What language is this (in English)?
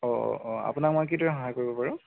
Assamese